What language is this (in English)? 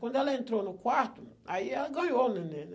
Portuguese